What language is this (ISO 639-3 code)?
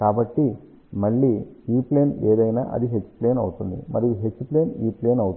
tel